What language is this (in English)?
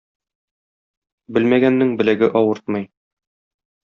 Tatar